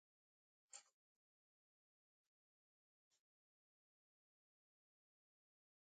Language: Macedonian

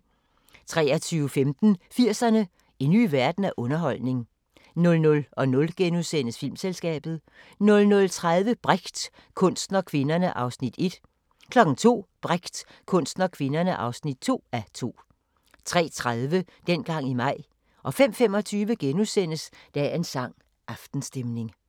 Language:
Danish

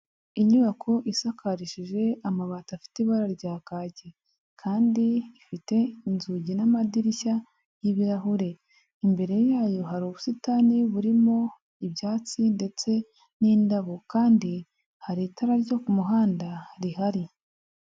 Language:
Kinyarwanda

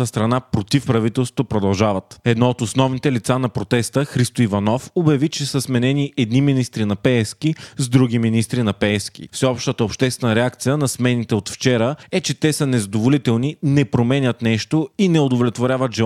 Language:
Bulgarian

